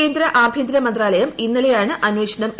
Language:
Malayalam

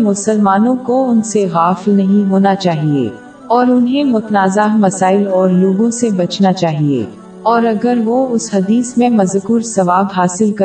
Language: Urdu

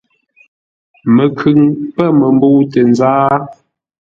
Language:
Ngombale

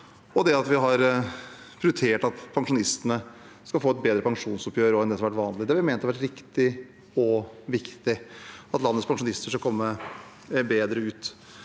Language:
Norwegian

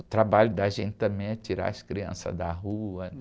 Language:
Portuguese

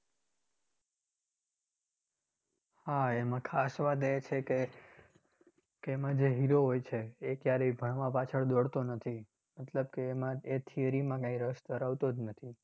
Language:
Gujarati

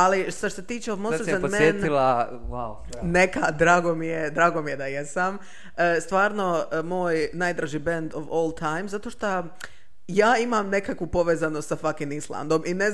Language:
Croatian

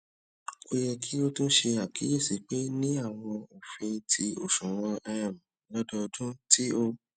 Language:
Yoruba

